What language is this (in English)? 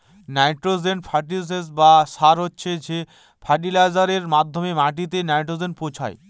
Bangla